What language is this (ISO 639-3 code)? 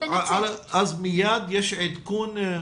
heb